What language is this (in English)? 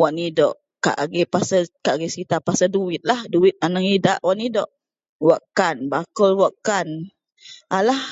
Central Melanau